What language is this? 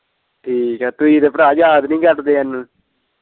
Punjabi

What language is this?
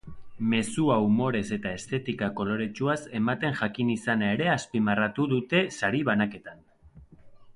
Basque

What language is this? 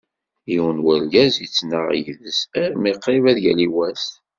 Kabyle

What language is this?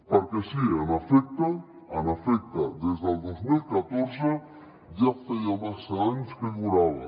Catalan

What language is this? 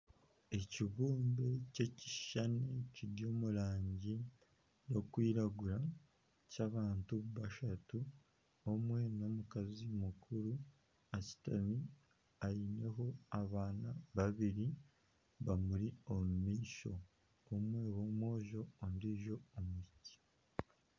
Nyankole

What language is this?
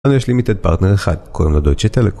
Hebrew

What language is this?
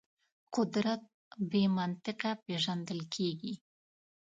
Pashto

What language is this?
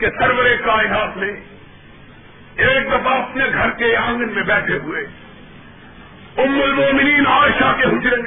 Urdu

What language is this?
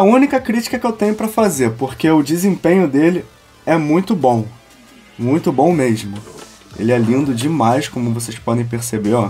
Portuguese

